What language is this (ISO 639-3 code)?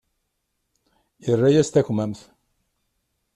kab